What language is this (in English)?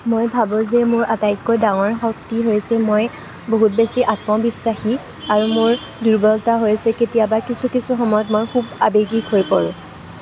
Assamese